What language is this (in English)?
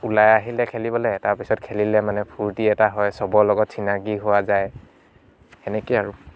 Assamese